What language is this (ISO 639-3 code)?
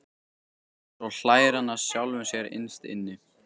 isl